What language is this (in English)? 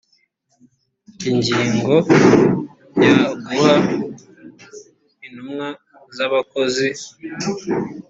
Kinyarwanda